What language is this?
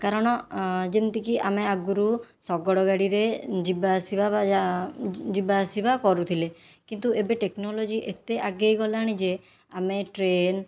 Odia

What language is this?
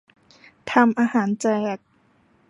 Thai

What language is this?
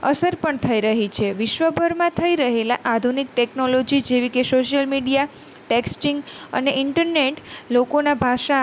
Gujarati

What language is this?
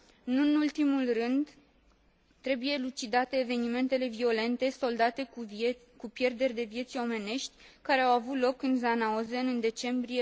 Romanian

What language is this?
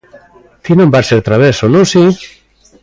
Galician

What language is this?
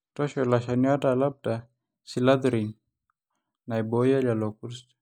Masai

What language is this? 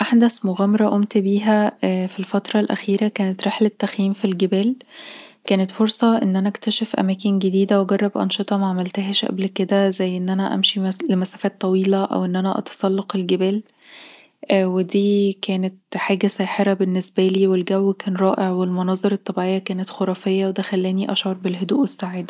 Egyptian Arabic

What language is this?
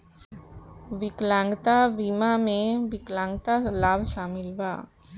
Bhojpuri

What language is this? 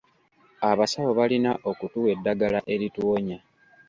Ganda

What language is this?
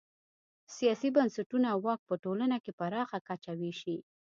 Pashto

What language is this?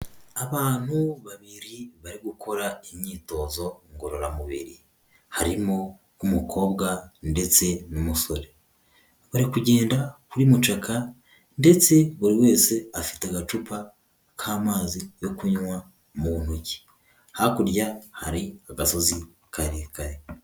Kinyarwanda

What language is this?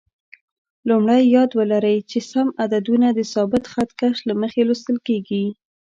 Pashto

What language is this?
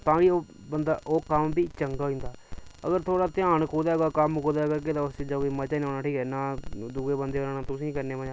Dogri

